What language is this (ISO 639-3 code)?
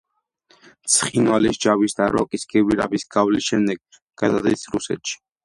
kat